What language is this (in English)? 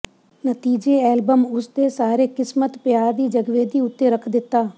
Punjabi